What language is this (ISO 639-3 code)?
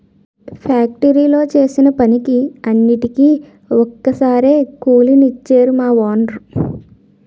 tel